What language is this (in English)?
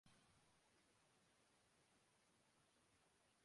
Urdu